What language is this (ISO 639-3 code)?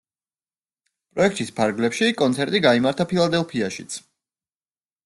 kat